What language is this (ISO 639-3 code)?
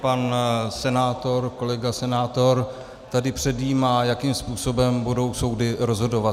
ces